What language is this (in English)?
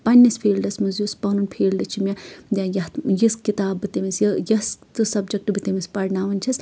Kashmiri